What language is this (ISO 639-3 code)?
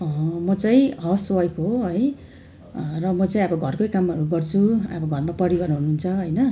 nep